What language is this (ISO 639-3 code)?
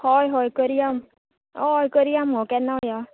kok